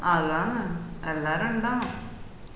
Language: Malayalam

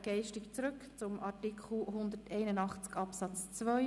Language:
Swiss German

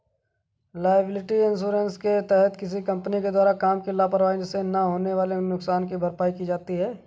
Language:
Hindi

